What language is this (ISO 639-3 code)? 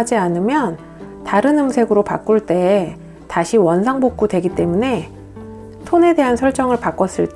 kor